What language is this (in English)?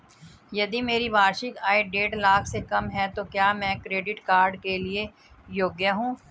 Hindi